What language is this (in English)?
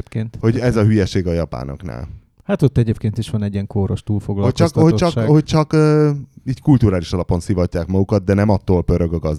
Hungarian